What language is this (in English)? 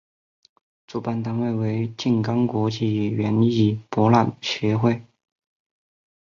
Chinese